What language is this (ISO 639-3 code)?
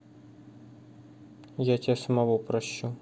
rus